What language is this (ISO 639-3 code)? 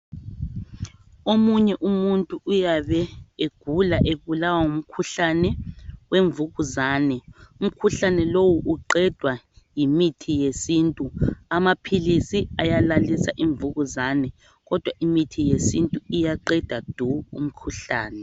nde